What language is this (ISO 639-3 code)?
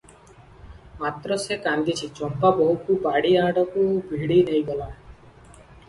ori